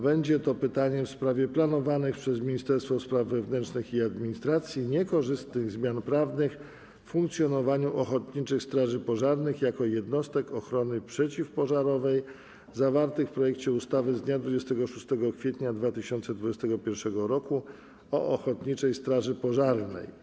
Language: Polish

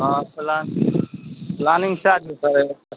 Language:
Maithili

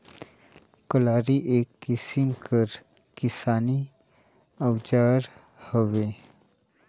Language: Chhattisgarhi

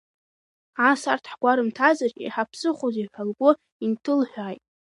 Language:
Abkhazian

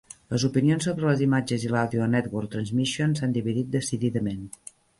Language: Catalan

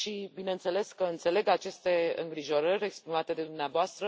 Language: Romanian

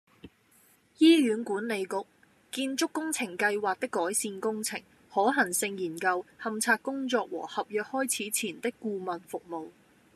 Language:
Cantonese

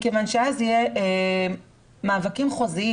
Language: Hebrew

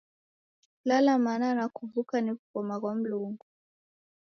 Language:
Taita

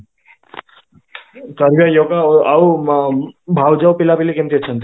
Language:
Odia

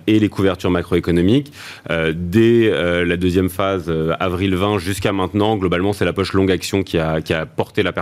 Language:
French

